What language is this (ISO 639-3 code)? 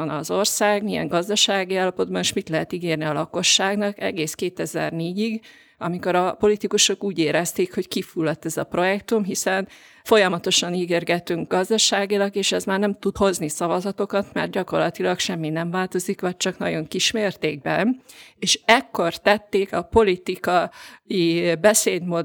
hun